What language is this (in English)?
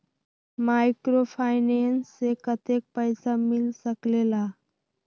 Magahi